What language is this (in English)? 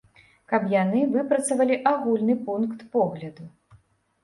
Belarusian